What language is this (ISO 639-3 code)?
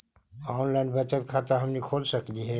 mag